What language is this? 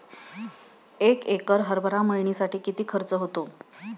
Marathi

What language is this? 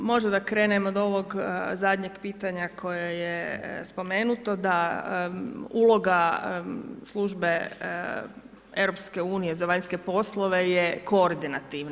Croatian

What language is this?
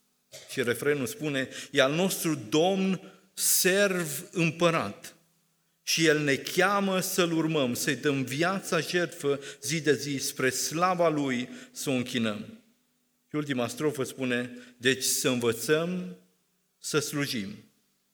Romanian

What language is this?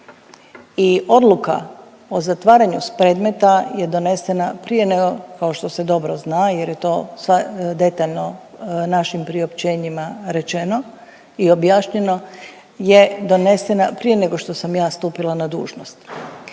Croatian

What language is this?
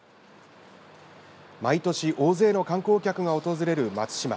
Japanese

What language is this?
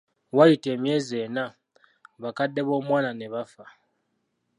Ganda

